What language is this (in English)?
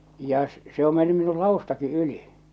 Finnish